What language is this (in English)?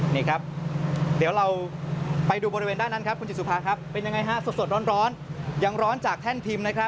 Thai